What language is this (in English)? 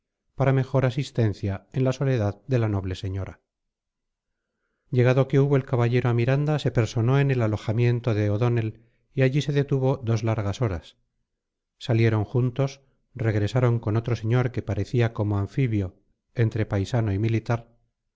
Spanish